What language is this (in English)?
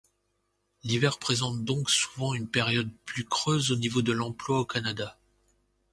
French